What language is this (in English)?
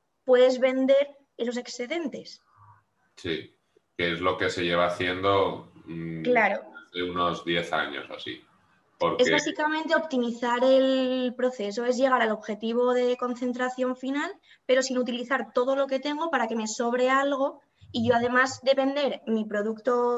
Spanish